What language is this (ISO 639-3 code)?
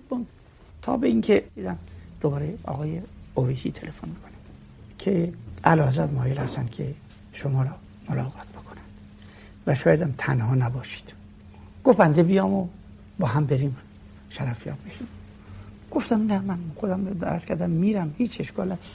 fas